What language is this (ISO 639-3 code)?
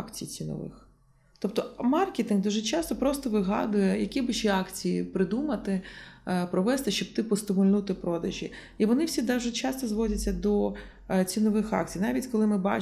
ukr